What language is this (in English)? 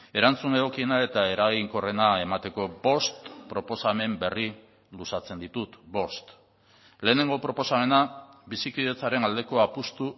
Basque